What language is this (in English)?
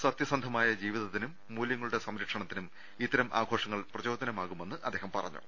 Malayalam